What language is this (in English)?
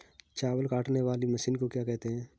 Hindi